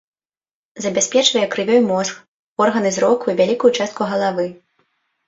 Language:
Belarusian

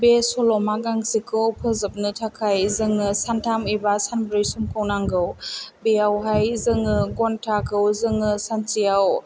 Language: Bodo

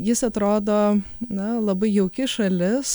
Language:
Lithuanian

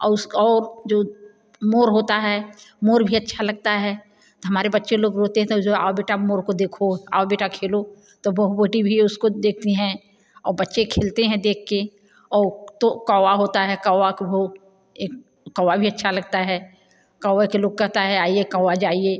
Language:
Hindi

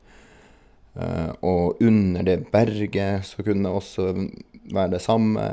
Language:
Norwegian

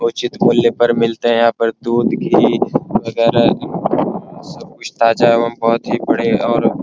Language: Hindi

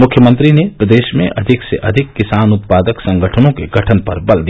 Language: Hindi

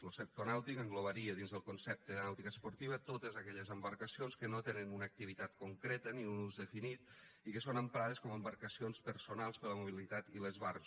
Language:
Catalan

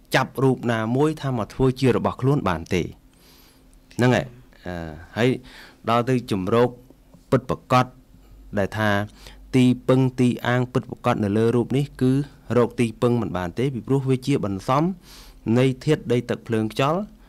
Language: Thai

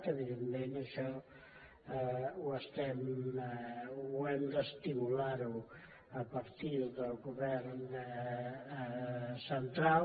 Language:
Catalan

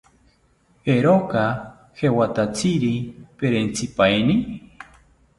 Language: South Ucayali Ashéninka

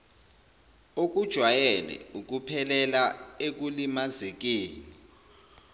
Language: Zulu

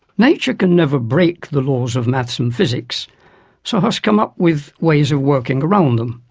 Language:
English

